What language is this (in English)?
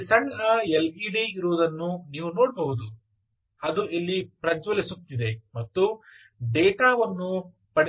Kannada